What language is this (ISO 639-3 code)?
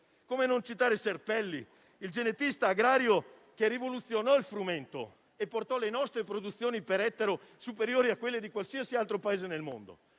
ita